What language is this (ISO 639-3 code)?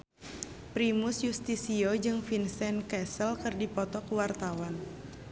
sun